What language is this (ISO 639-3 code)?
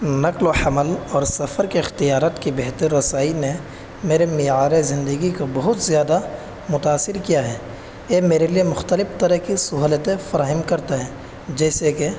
urd